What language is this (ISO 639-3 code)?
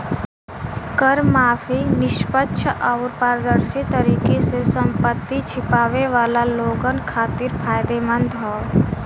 bho